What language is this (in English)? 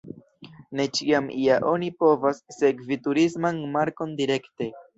Esperanto